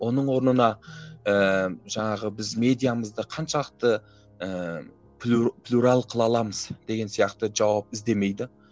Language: Kazakh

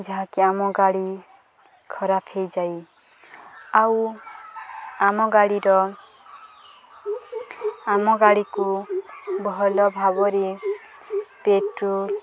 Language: Odia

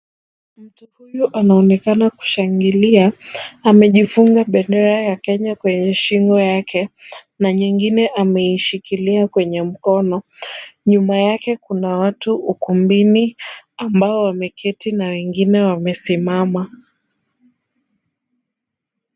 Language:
Swahili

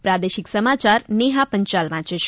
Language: Gujarati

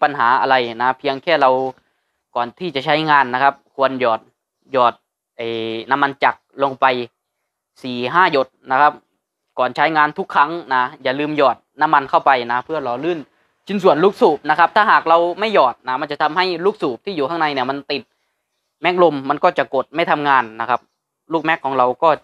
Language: Thai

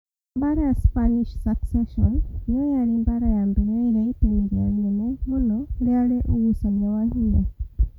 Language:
Kikuyu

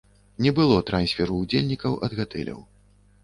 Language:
Belarusian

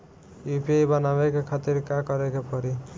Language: Bhojpuri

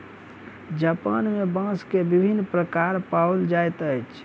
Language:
Maithili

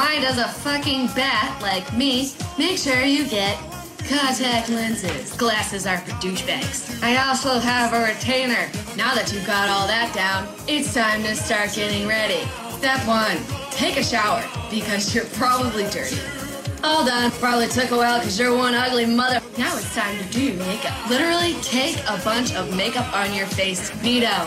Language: Danish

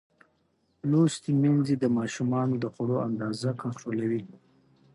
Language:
Pashto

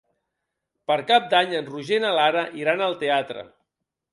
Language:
Catalan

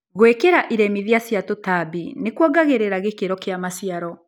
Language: Kikuyu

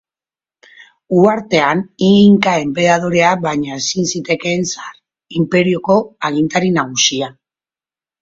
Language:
Basque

